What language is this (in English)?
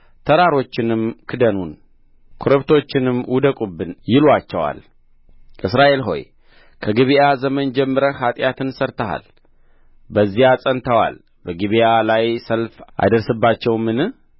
Amharic